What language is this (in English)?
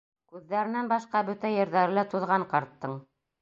Bashkir